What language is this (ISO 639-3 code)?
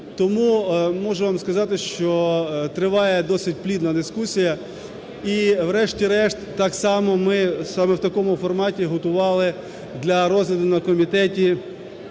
ukr